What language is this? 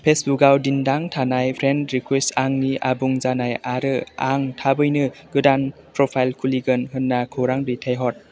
Bodo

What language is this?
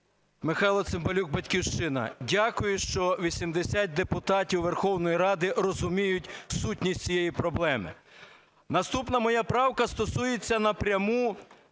Ukrainian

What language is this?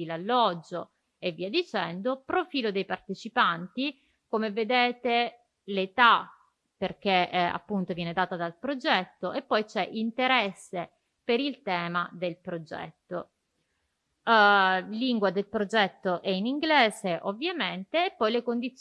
Italian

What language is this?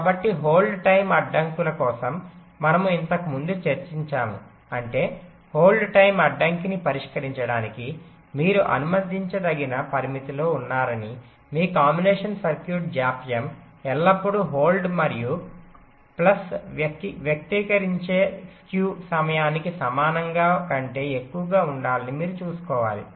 Telugu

